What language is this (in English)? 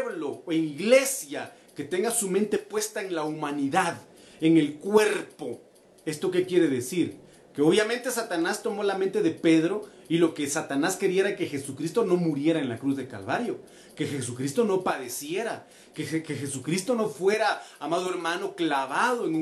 Spanish